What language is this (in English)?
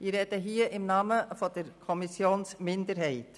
Swiss German